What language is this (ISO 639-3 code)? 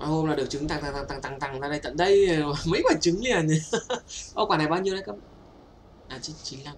vie